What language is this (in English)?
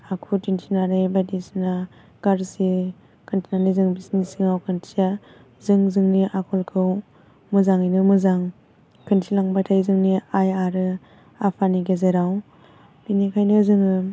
Bodo